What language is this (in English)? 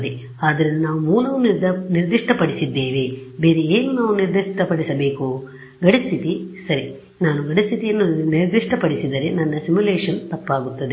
Kannada